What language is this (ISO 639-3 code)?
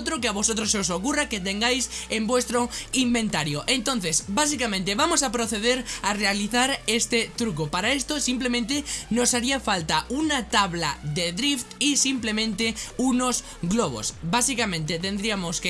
spa